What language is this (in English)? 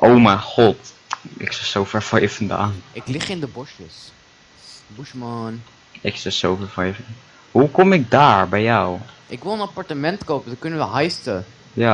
Dutch